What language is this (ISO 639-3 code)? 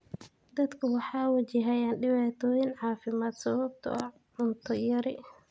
som